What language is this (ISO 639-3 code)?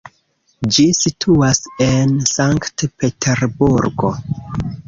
epo